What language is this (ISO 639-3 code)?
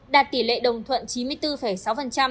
vie